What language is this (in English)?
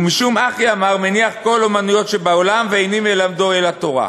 Hebrew